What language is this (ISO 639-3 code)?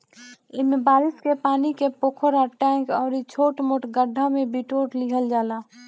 bho